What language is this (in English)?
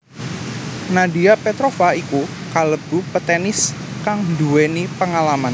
Javanese